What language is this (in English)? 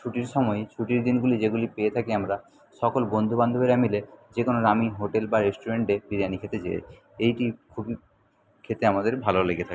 Bangla